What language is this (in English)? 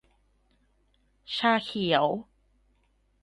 Thai